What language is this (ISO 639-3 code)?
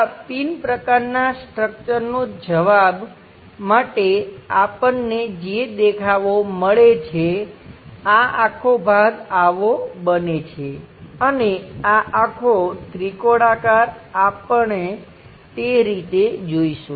guj